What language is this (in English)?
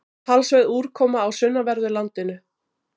Icelandic